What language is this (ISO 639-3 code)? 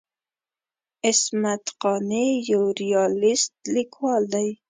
pus